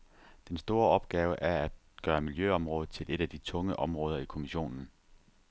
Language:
Danish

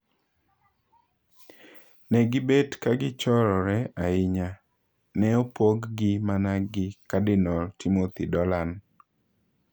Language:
Luo (Kenya and Tanzania)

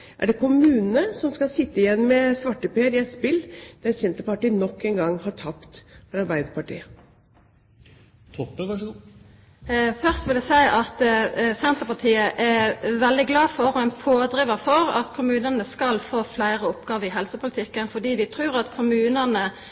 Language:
Norwegian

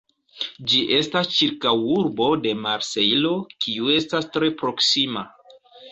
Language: Esperanto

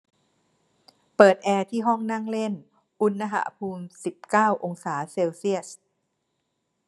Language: Thai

